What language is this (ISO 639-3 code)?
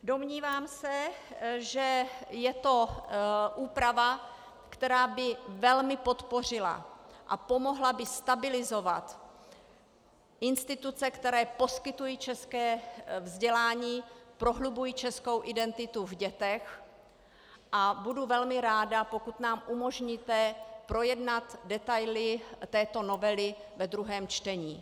ces